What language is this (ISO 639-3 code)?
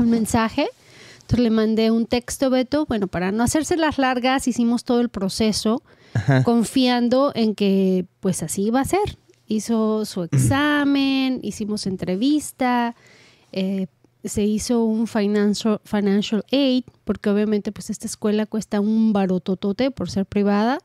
spa